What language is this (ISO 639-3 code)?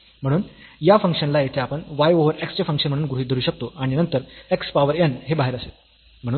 mar